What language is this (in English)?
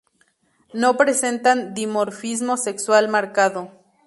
Spanish